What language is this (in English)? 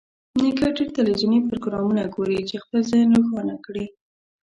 Pashto